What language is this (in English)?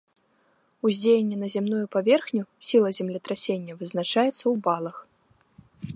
Belarusian